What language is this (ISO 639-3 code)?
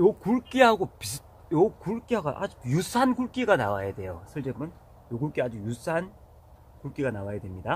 kor